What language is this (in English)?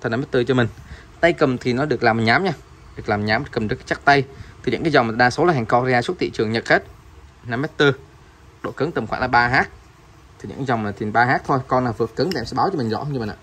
Vietnamese